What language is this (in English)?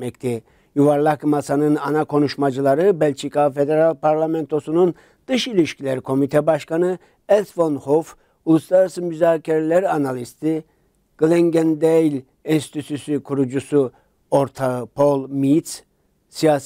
Turkish